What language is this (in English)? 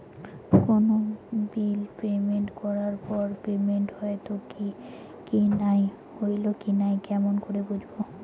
Bangla